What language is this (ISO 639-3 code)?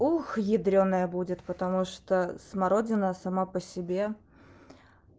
rus